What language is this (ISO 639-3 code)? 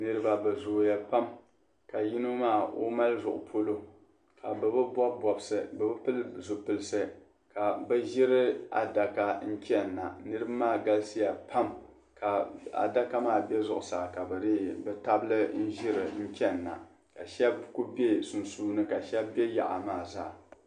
dag